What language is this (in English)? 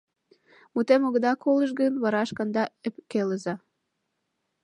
Mari